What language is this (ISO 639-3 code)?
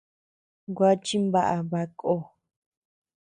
cux